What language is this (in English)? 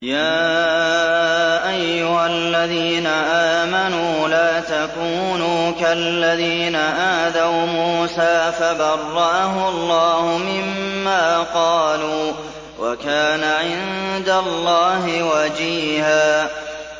Arabic